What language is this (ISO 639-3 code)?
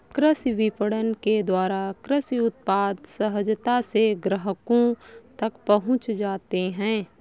hin